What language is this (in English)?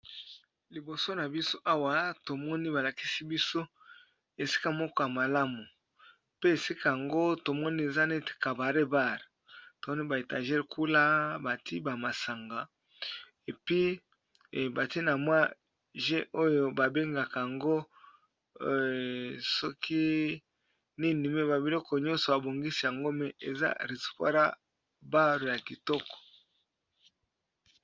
Lingala